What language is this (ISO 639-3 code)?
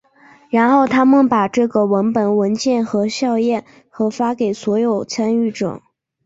zho